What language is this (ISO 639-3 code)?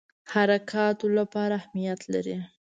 pus